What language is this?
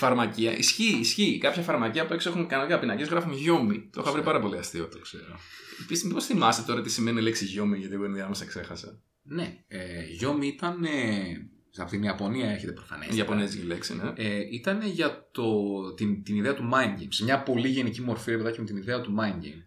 Greek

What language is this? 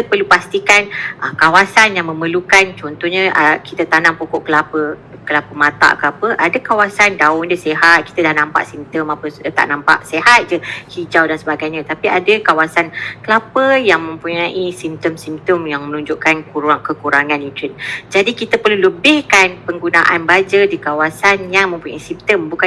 Malay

